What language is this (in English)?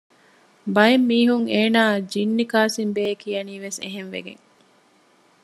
Divehi